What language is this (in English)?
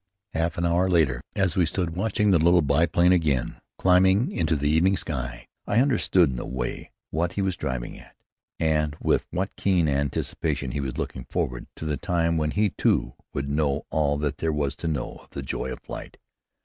English